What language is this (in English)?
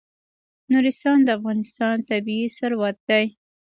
Pashto